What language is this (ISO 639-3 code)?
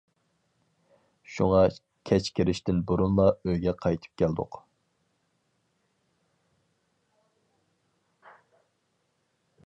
uig